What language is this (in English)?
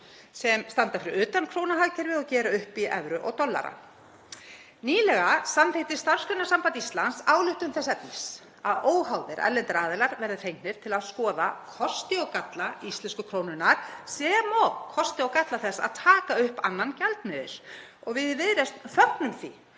Icelandic